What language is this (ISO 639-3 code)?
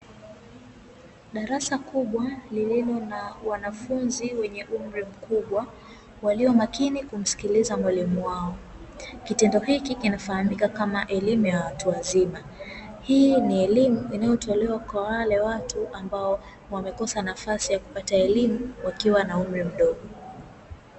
swa